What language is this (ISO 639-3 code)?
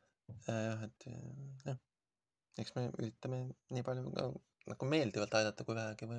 fin